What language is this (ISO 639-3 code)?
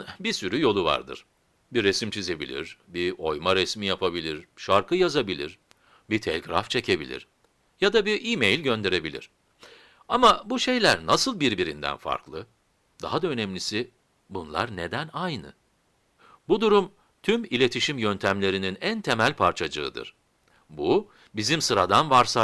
tur